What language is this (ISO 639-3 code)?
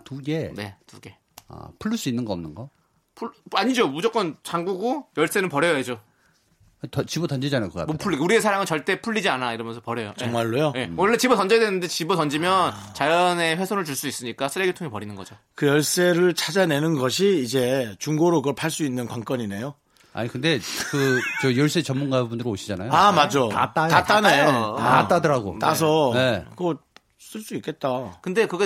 kor